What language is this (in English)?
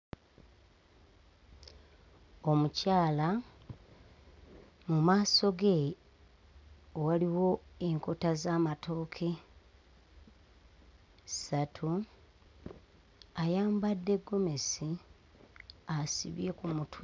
Ganda